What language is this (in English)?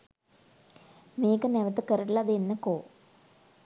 Sinhala